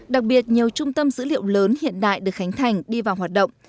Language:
Vietnamese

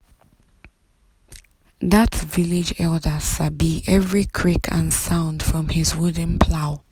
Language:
Nigerian Pidgin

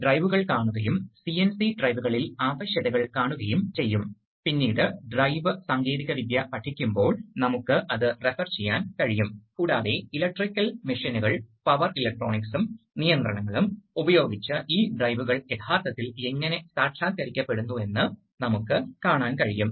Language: Malayalam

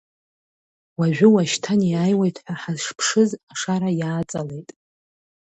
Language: Abkhazian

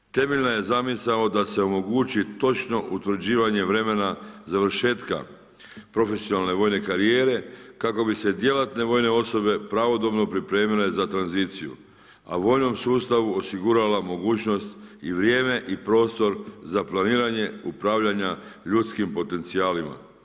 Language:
Croatian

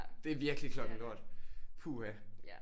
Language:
Danish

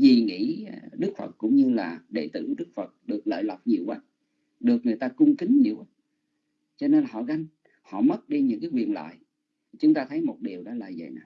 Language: Vietnamese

